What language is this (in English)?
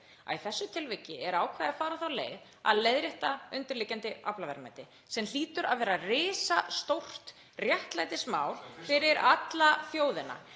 Icelandic